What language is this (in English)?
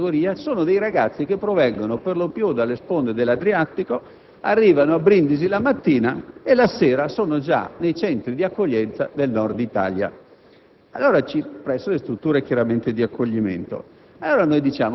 Italian